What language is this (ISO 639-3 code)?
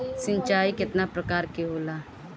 bho